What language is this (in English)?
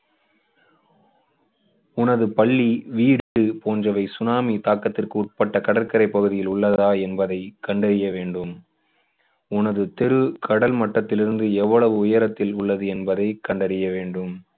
Tamil